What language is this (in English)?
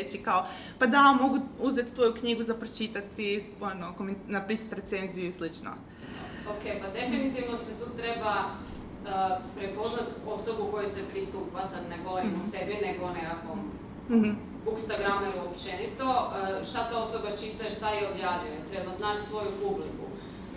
Croatian